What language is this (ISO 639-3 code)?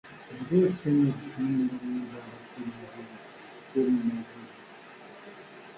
kab